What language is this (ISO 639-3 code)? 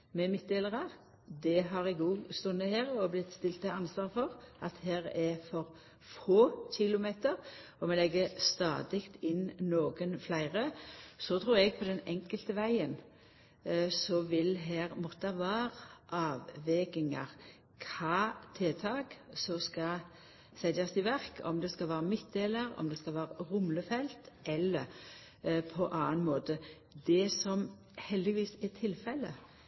nno